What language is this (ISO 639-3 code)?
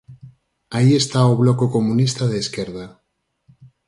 glg